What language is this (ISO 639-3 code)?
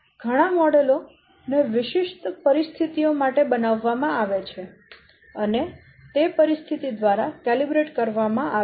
guj